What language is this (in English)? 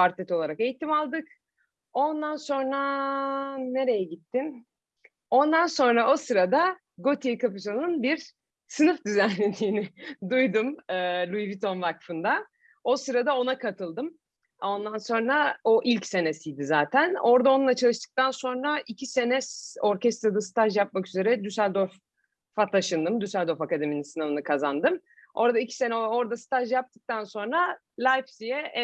Turkish